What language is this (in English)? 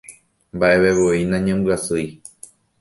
Guarani